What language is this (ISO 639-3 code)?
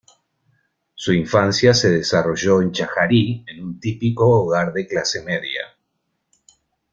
spa